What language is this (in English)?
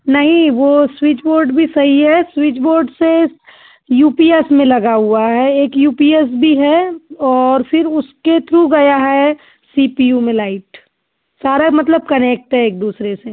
Hindi